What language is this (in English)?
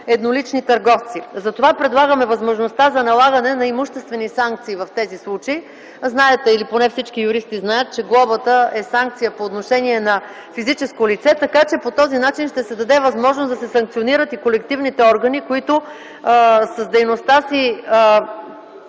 Bulgarian